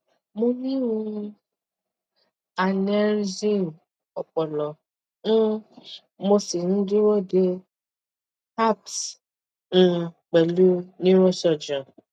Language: Yoruba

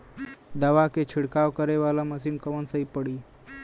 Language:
Bhojpuri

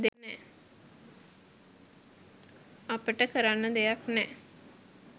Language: Sinhala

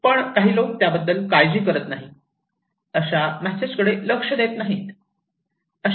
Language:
Marathi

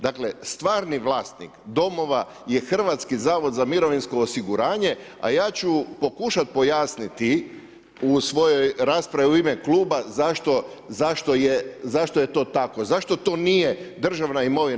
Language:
Croatian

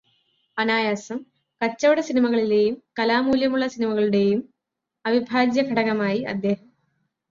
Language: Malayalam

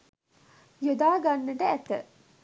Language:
Sinhala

